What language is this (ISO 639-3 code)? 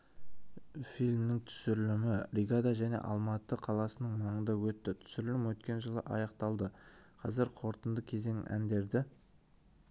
kaz